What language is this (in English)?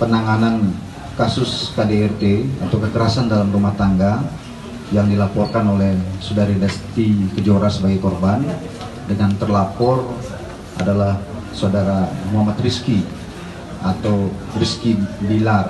Indonesian